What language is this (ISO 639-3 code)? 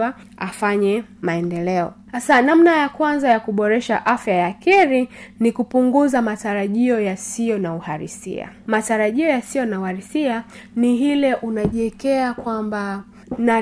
swa